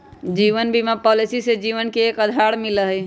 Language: Magahi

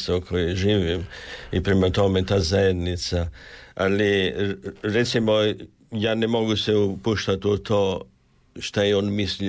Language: Croatian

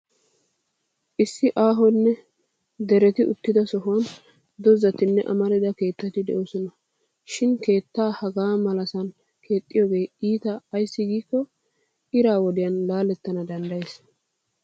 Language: Wolaytta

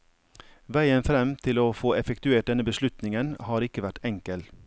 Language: Norwegian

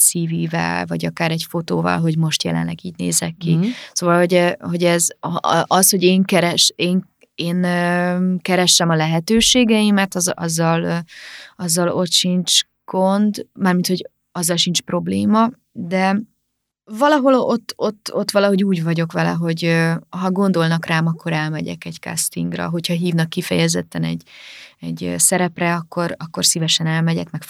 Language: Hungarian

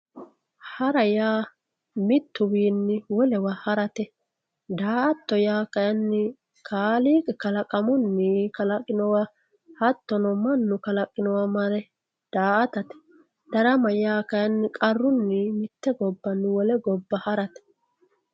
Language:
Sidamo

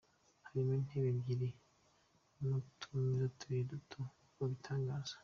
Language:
Kinyarwanda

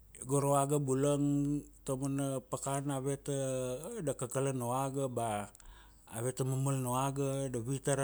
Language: Kuanua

